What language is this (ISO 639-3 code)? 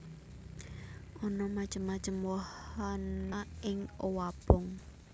jav